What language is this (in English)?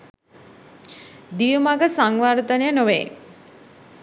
Sinhala